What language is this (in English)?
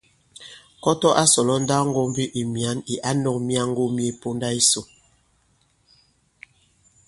Bankon